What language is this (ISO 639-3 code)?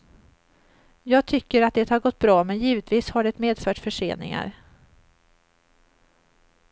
swe